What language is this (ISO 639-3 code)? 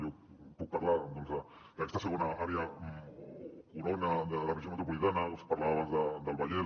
cat